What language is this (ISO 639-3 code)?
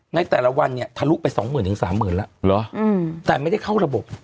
tha